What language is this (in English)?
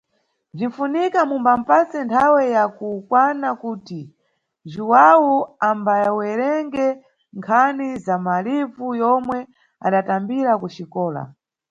Nyungwe